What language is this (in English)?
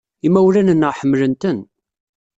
Kabyle